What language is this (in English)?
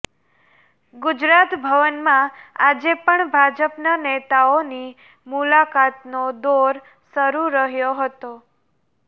Gujarati